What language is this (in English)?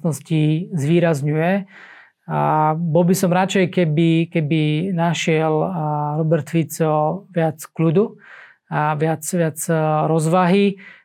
Slovak